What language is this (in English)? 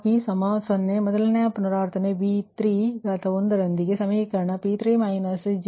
Kannada